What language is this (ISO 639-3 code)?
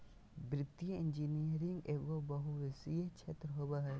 mag